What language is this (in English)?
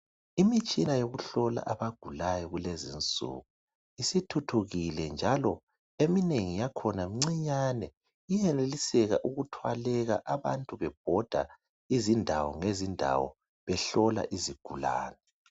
North Ndebele